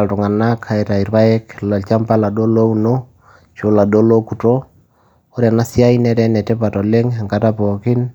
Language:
Masai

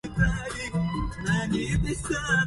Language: Arabic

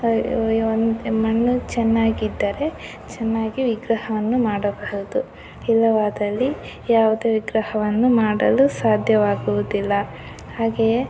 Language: Kannada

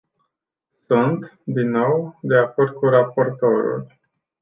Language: Romanian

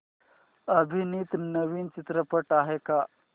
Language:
Marathi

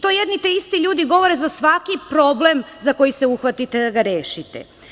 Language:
Serbian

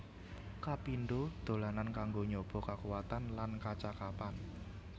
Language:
Javanese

